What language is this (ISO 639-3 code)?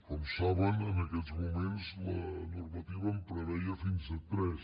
cat